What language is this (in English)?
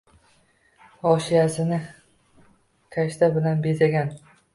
Uzbek